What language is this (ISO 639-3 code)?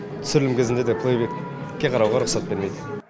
kaz